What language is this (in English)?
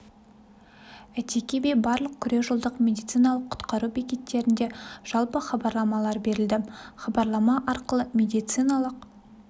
Kazakh